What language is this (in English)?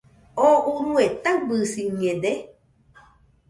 Nüpode Huitoto